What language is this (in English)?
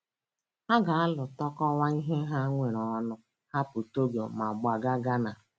Igbo